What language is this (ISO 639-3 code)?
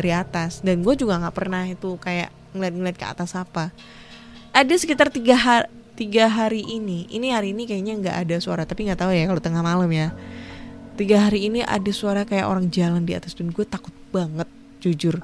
ind